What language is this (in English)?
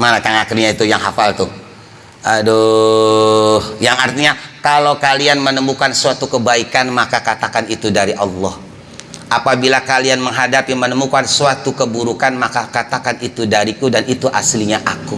Indonesian